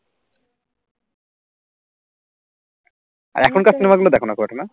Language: Bangla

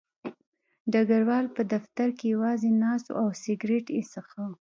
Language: Pashto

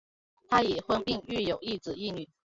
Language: Chinese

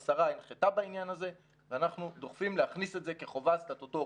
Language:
Hebrew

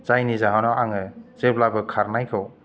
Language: Bodo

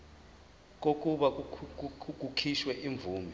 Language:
Zulu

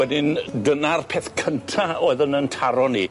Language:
Welsh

